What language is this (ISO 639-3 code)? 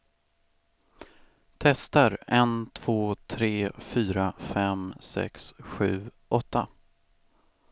swe